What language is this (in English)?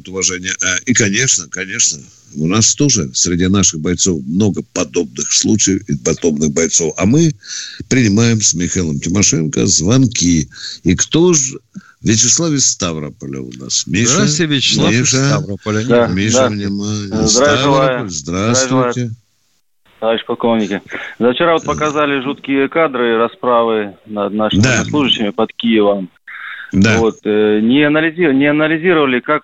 Russian